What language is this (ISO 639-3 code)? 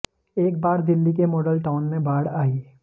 hin